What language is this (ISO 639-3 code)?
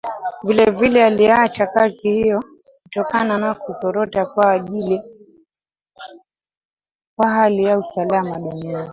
swa